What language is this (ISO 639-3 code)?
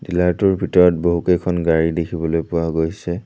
asm